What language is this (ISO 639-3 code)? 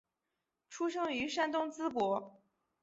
zho